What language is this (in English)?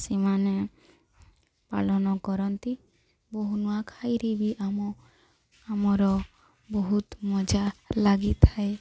Odia